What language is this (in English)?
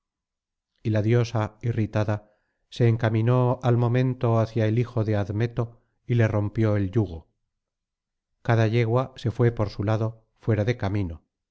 Spanish